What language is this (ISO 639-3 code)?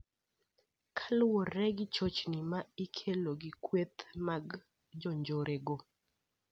luo